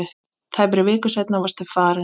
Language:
Icelandic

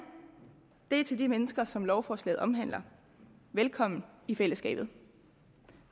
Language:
Danish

